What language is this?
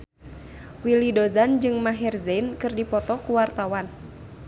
Sundanese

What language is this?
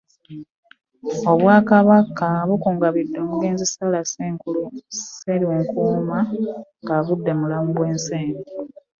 Ganda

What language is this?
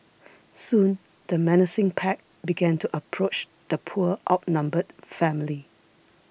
English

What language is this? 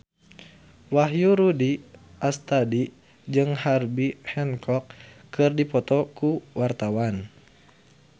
Sundanese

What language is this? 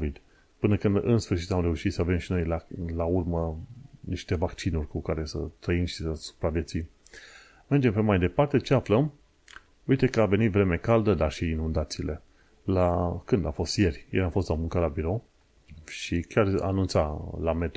Romanian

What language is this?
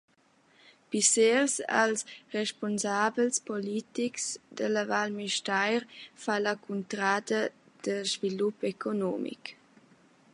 Romansh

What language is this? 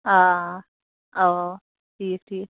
Kashmiri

